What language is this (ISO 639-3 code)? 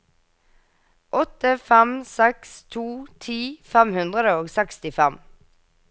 nor